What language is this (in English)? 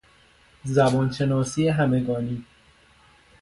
Persian